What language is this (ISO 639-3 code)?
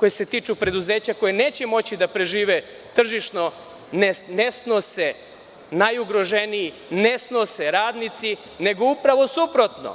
srp